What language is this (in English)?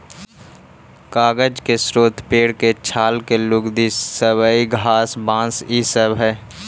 Magahi